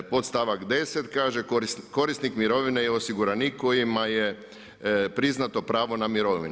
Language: Croatian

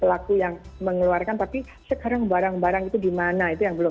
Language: Indonesian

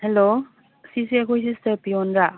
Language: Manipuri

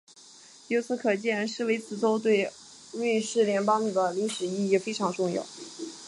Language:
Chinese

